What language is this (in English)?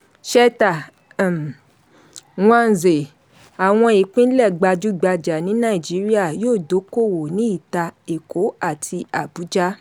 Yoruba